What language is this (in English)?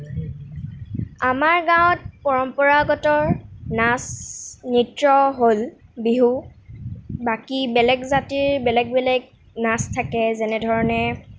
Assamese